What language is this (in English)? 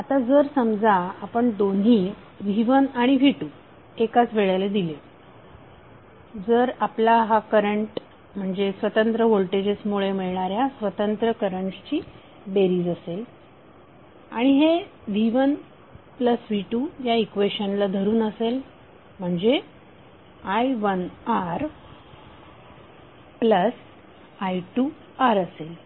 Marathi